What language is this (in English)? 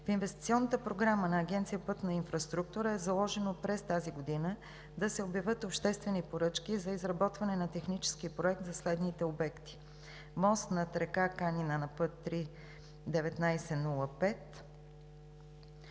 Bulgarian